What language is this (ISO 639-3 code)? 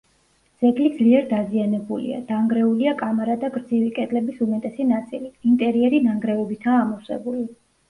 kat